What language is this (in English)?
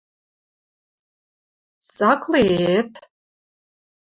Western Mari